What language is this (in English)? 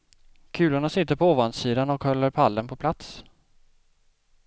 Swedish